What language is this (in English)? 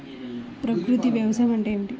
Telugu